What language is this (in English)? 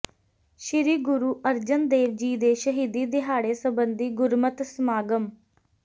Punjabi